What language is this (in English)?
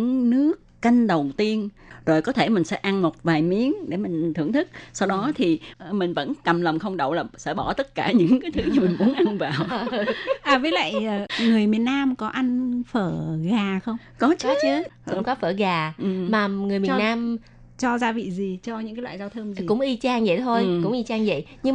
Vietnamese